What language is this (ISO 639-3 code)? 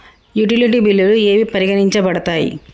tel